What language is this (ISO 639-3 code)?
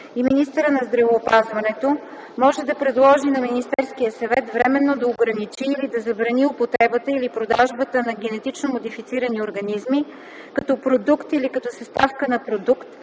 bul